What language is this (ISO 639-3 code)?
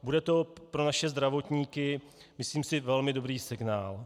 ces